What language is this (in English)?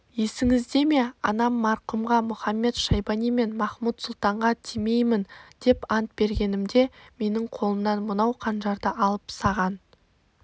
Kazakh